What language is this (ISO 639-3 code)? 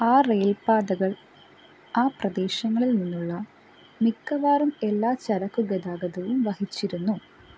mal